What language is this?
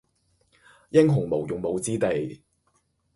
Cantonese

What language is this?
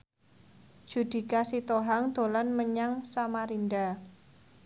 Javanese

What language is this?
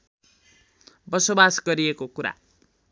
Nepali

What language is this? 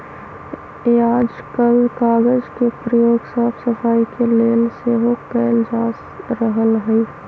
Magahi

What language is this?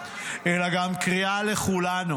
Hebrew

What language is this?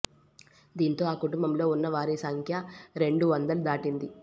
Telugu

